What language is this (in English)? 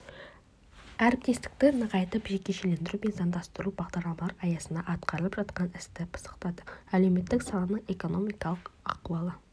Kazakh